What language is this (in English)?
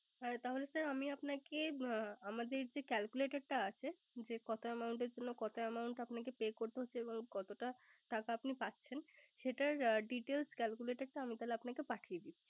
Bangla